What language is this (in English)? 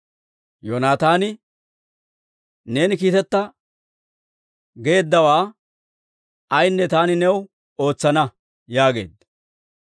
Dawro